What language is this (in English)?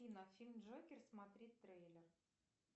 Russian